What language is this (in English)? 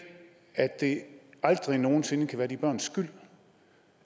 Danish